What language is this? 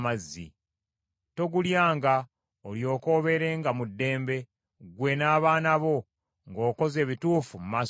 Ganda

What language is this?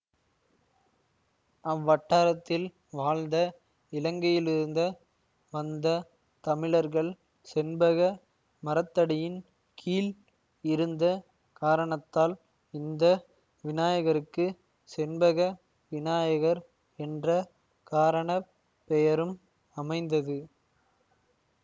Tamil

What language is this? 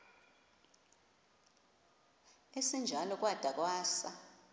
Xhosa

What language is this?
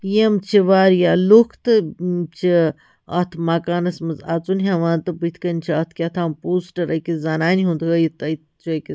Kashmiri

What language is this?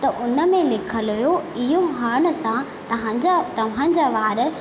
Sindhi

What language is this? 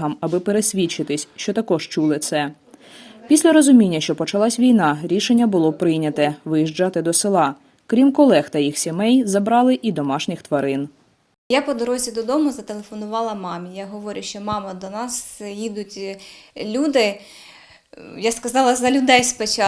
Ukrainian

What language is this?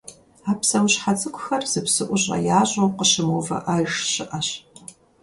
Kabardian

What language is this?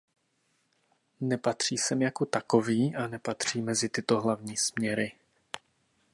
Czech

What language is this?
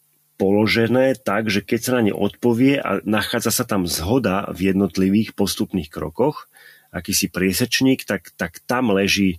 Slovak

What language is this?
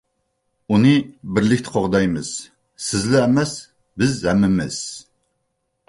Uyghur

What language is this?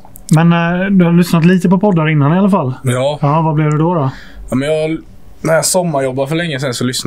Swedish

